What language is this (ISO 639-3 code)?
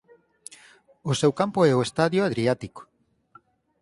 glg